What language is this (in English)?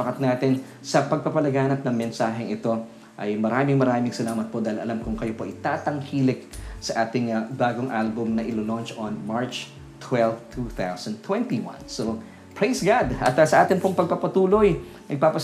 Filipino